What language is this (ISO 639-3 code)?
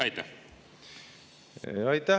est